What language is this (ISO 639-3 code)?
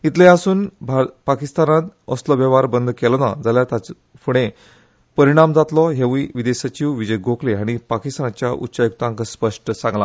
kok